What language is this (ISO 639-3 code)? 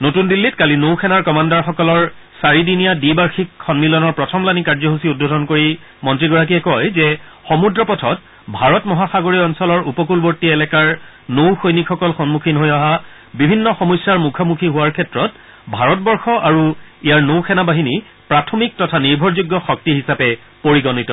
asm